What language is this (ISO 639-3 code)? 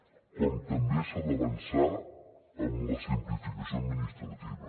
cat